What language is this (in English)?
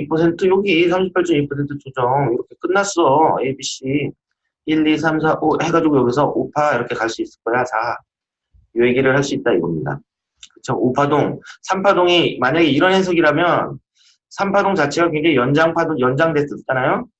Korean